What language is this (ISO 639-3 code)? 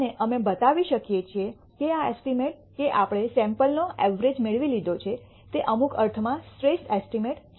guj